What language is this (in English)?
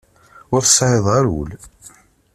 Kabyle